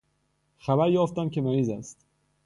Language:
Persian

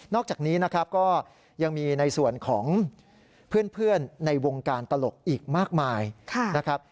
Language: Thai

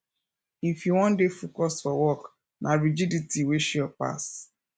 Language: Nigerian Pidgin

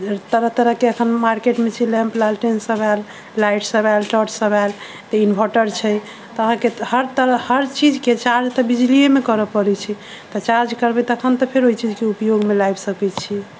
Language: Maithili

